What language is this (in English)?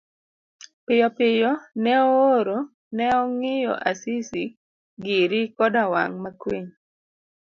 Luo (Kenya and Tanzania)